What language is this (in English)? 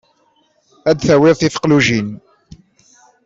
Kabyle